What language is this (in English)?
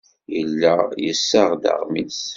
Kabyle